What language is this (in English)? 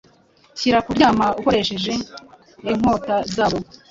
Kinyarwanda